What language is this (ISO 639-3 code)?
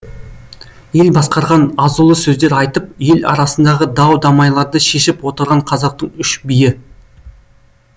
kaz